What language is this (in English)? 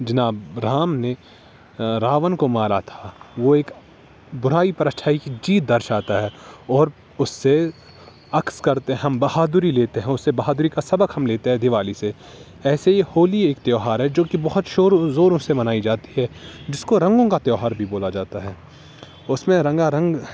Urdu